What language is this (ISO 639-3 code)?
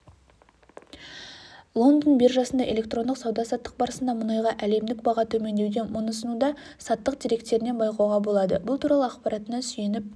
kaz